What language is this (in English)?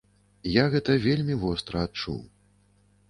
Belarusian